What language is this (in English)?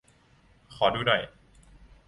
Thai